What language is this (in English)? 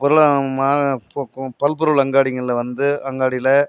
Tamil